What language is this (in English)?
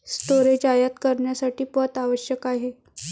Marathi